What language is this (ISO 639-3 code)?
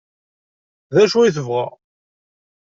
kab